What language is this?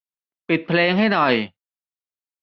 Thai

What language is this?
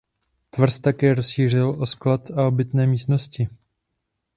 Czech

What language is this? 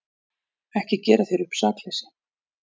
Icelandic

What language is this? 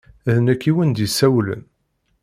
Kabyle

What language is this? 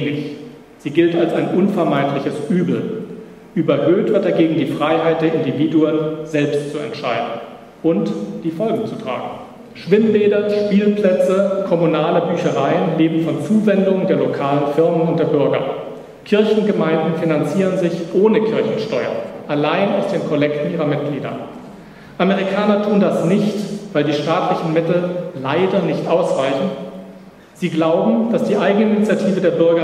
German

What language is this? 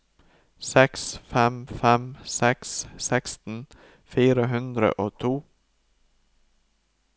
Norwegian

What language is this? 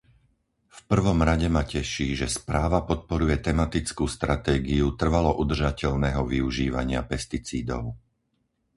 Slovak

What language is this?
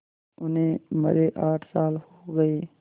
Hindi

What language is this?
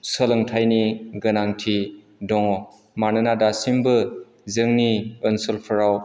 Bodo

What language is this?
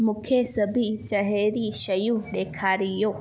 Sindhi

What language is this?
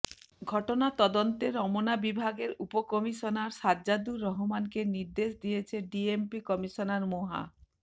Bangla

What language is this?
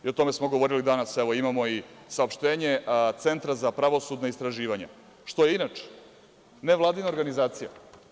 Serbian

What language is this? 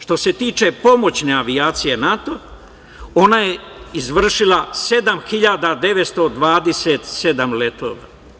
Serbian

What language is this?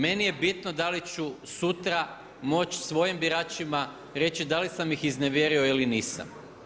Croatian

